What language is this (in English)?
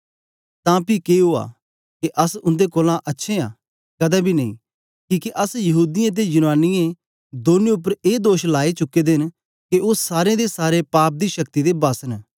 Dogri